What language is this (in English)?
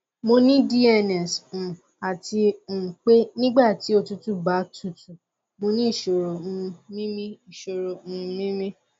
Yoruba